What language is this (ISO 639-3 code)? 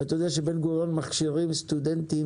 heb